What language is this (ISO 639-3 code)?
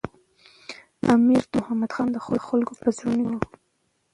pus